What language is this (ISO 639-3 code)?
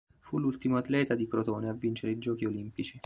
ita